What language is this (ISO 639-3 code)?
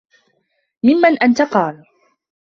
ara